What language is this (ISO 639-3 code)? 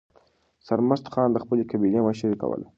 pus